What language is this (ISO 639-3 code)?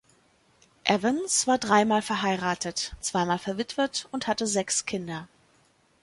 deu